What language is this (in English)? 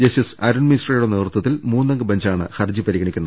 Malayalam